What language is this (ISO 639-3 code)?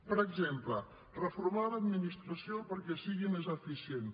cat